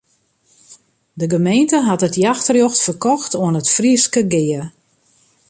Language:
Western Frisian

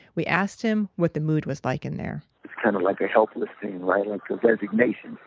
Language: English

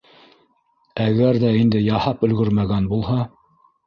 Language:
Bashkir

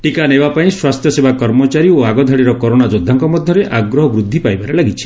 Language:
Odia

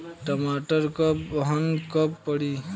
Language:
Bhojpuri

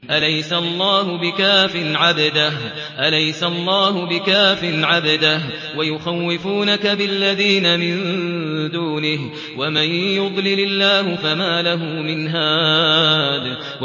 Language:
Arabic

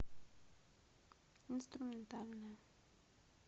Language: Russian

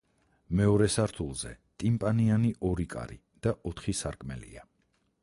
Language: Georgian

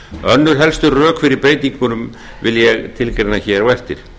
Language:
Icelandic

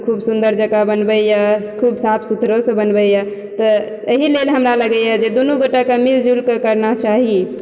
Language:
Maithili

